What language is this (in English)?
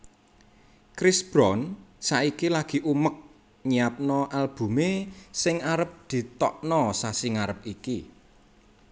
Javanese